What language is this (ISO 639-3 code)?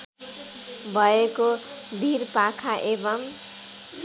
nep